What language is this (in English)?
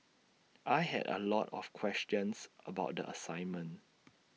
English